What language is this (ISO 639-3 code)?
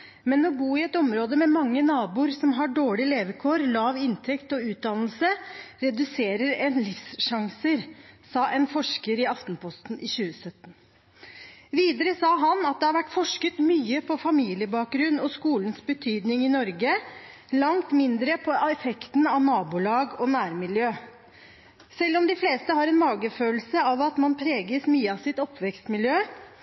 nob